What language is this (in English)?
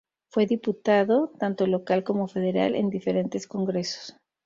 Spanish